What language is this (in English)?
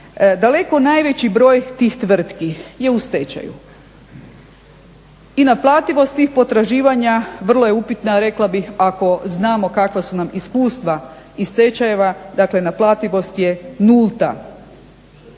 Croatian